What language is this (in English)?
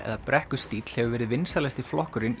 Icelandic